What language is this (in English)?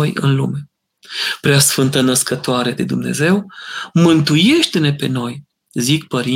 Romanian